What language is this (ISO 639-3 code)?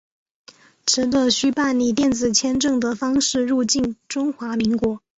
zho